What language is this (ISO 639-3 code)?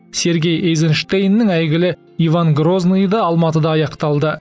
kaz